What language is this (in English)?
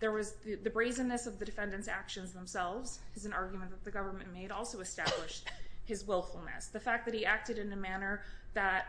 English